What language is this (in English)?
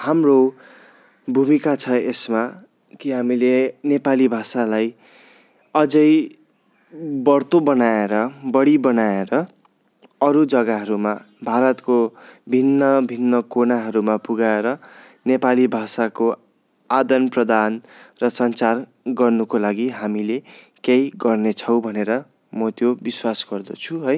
Nepali